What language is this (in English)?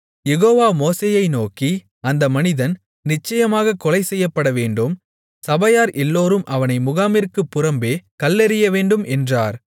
Tamil